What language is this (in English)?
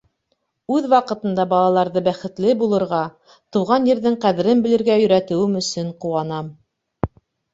Bashkir